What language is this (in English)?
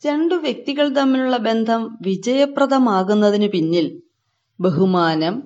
Malayalam